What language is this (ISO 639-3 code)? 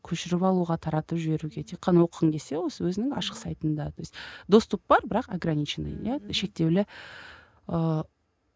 kaz